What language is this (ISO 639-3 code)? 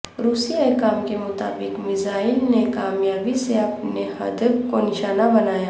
urd